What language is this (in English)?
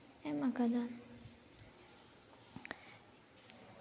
Santali